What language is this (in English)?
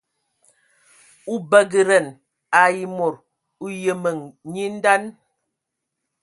Ewondo